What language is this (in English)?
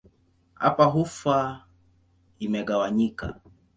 Swahili